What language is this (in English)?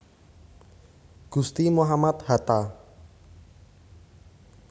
Javanese